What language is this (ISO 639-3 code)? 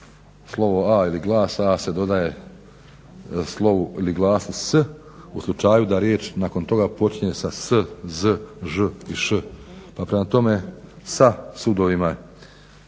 hrv